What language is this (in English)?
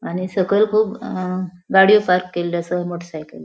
Konkani